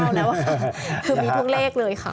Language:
Thai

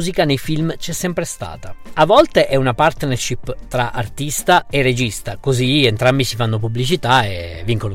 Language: Italian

